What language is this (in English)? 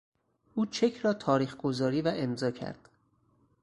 Persian